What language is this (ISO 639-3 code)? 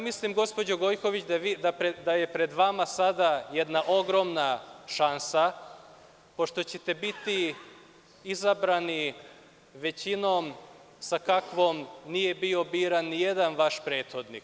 srp